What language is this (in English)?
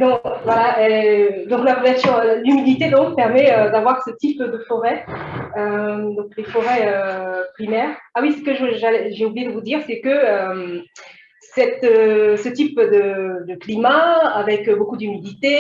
French